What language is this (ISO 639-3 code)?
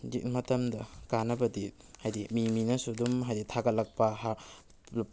mni